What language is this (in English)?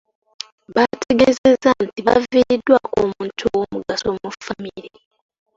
Ganda